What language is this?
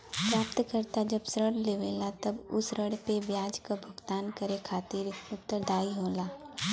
Bhojpuri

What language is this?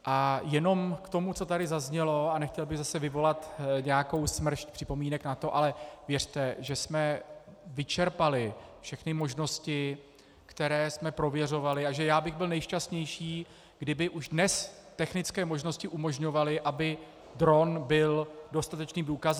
Czech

